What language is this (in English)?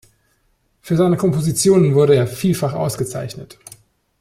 German